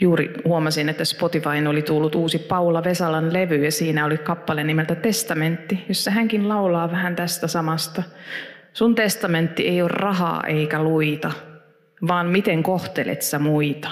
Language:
Finnish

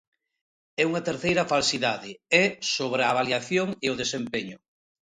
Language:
Galician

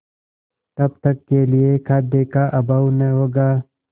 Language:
Hindi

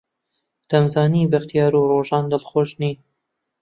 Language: Central Kurdish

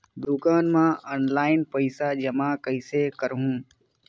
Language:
Chhattisgarhi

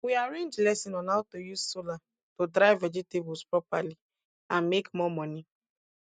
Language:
Nigerian Pidgin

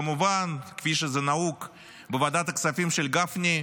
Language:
Hebrew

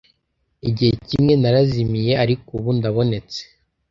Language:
Kinyarwanda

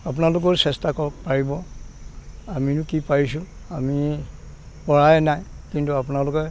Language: Assamese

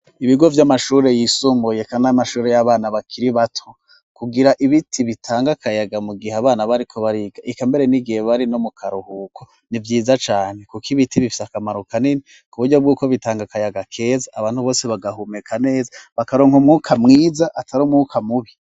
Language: Rundi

